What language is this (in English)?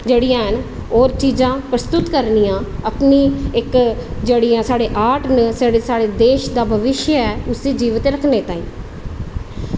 Dogri